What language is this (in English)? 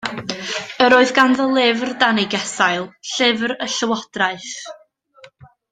Welsh